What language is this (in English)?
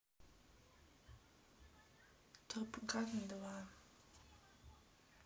Russian